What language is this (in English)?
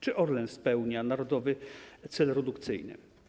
Polish